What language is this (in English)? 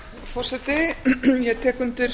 Icelandic